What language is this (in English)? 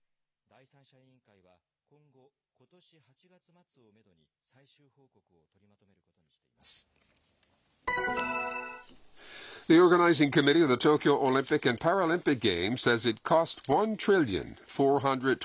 Japanese